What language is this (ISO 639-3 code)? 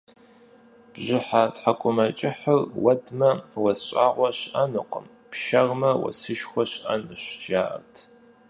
kbd